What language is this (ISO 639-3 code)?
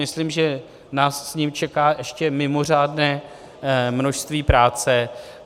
ces